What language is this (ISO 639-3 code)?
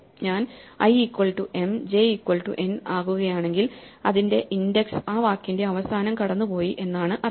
mal